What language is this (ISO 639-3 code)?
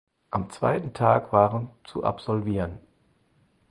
deu